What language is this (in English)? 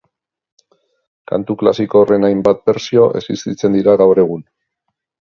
Basque